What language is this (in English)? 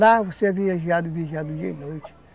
Portuguese